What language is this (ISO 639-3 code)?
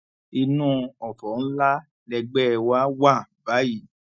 yor